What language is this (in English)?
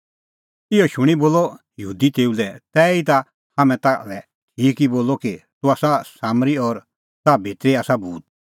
Kullu Pahari